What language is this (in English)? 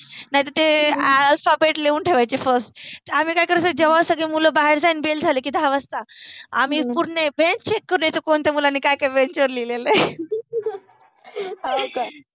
Marathi